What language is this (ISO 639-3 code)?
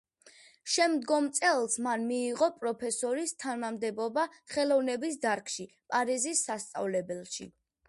kat